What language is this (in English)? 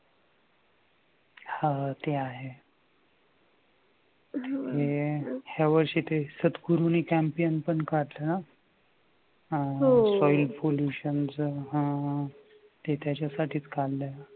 Marathi